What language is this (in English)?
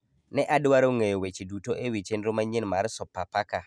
Luo (Kenya and Tanzania)